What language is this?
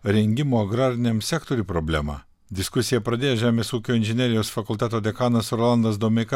Lithuanian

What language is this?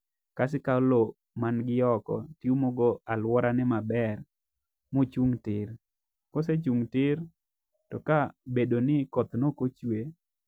Luo (Kenya and Tanzania)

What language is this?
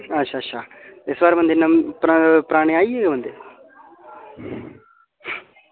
Dogri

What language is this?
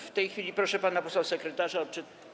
Polish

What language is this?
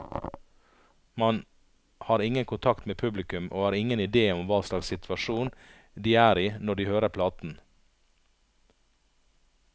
Norwegian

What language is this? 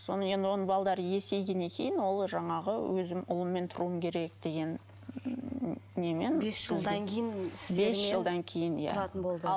Kazakh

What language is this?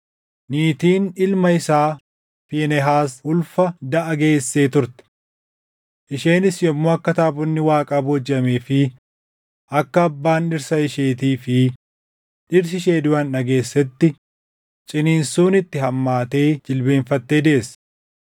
Oromo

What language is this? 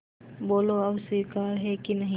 Hindi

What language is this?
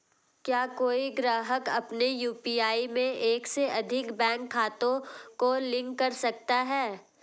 Hindi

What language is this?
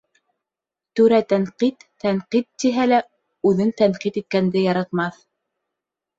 Bashkir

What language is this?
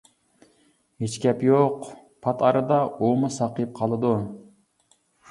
Uyghur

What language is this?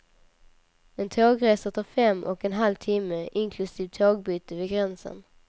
Swedish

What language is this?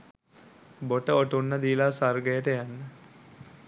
Sinhala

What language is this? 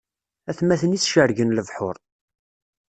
Kabyle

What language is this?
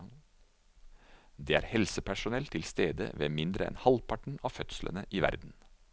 Norwegian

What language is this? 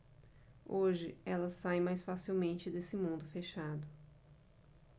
Portuguese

